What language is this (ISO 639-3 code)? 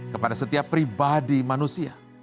ind